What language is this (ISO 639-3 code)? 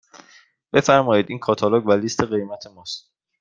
fas